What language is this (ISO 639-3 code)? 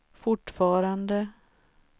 swe